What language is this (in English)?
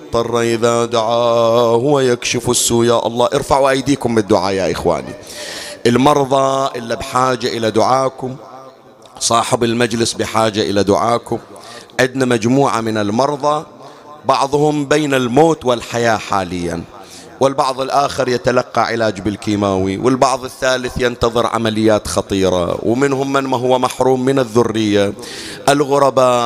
Arabic